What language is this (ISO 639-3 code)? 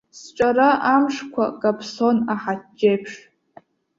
abk